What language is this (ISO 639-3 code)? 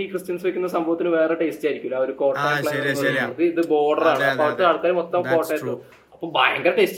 mal